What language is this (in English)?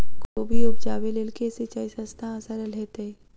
Maithili